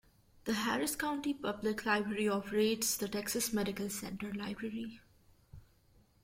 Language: English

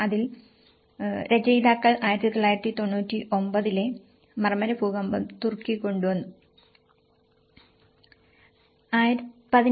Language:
Malayalam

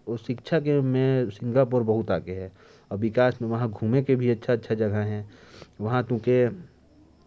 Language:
Korwa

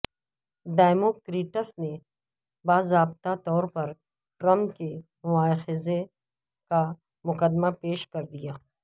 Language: Urdu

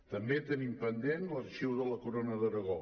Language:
Catalan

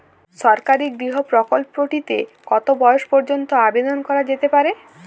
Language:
Bangla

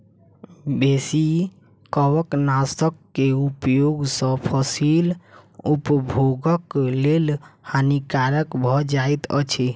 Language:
Maithili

